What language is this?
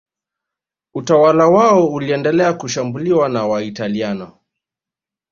Swahili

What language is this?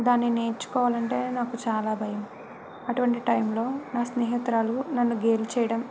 Telugu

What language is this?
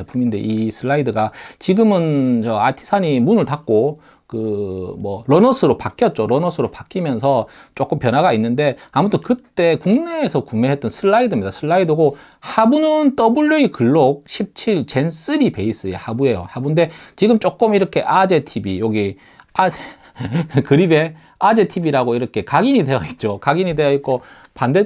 Korean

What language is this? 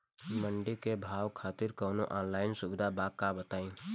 Bhojpuri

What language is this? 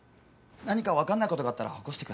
Japanese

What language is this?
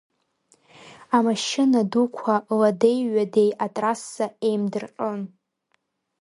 Abkhazian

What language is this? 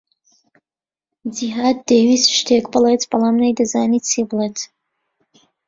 Central Kurdish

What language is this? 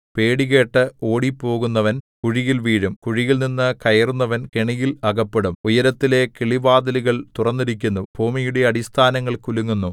Malayalam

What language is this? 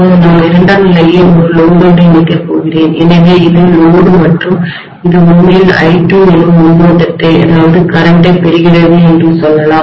Tamil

